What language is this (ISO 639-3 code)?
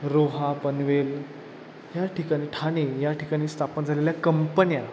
mar